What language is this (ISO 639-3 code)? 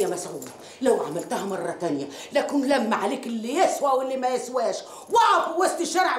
ara